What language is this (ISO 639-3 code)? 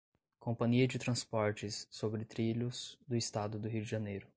por